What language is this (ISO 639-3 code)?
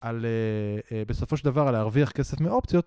heb